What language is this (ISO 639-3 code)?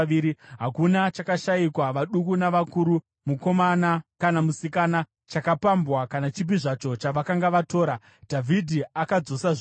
sna